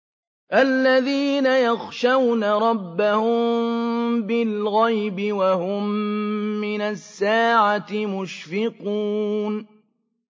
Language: Arabic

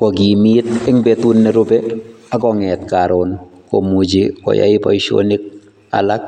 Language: Kalenjin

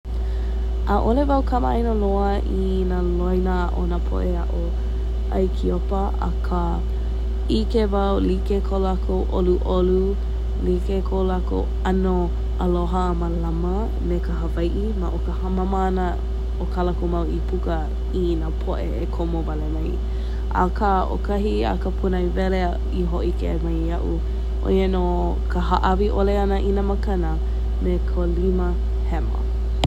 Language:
Hawaiian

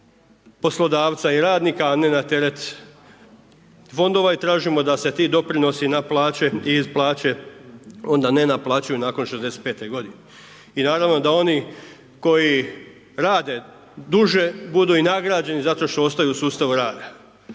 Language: Croatian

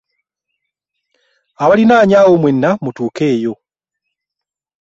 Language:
Ganda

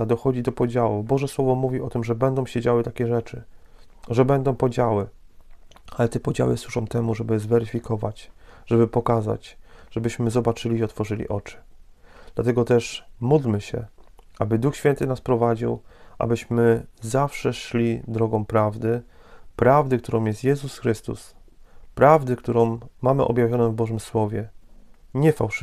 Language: Polish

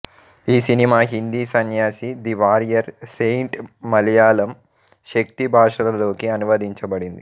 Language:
Telugu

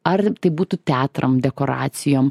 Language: Lithuanian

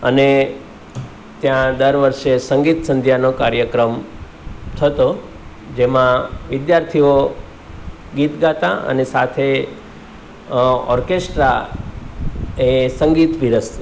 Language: Gujarati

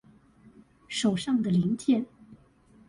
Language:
Chinese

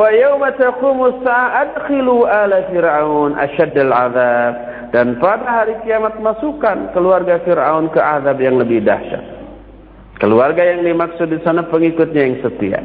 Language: Indonesian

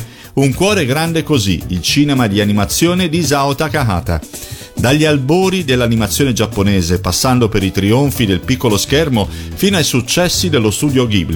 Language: Italian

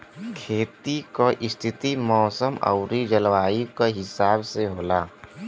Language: Bhojpuri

